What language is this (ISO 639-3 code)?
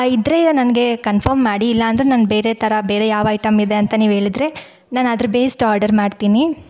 kan